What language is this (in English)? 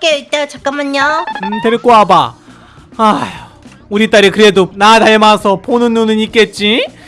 Korean